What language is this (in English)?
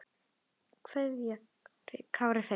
Icelandic